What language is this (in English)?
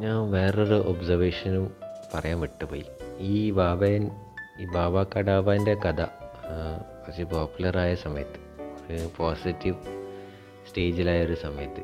Malayalam